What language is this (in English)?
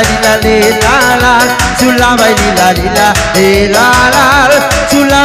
Arabic